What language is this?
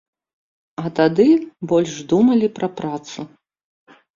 Belarusian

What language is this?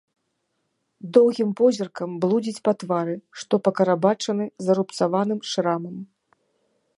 Belarusian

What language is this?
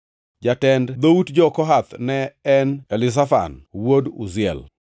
Luo (Kenya and Tanzania)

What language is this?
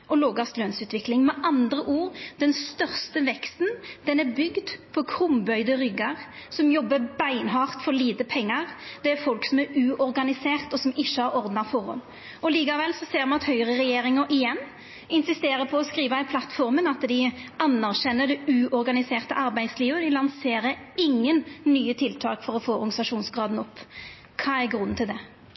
Norwegian Nynorsk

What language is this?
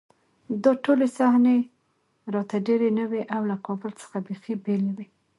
Pashto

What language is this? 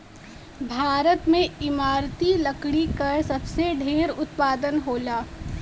Bhojpuri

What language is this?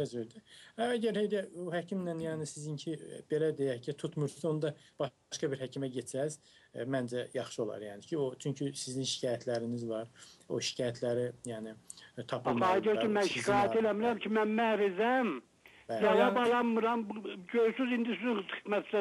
Turkish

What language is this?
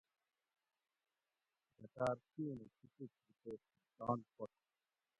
Gawri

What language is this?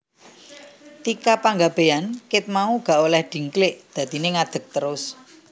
Javanese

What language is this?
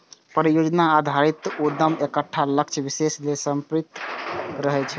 Maithili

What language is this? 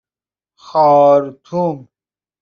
Persian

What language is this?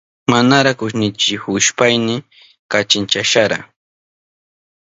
Southern Pastaza Quechua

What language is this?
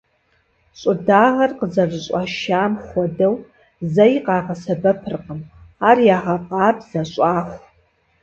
Kabardian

